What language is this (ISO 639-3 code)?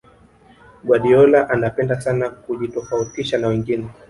swa